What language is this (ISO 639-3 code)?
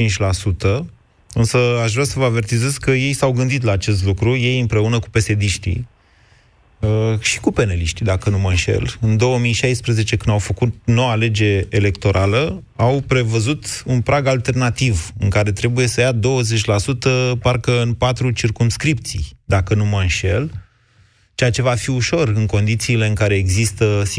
ron